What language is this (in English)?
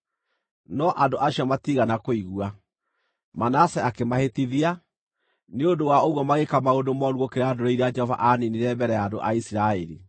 Kikuyu